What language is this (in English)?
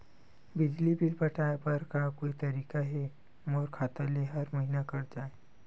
Chhattisgarhi